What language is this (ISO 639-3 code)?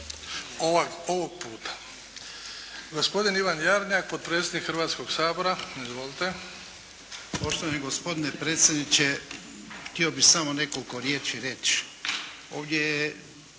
hrv